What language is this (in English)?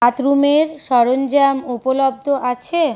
Bangla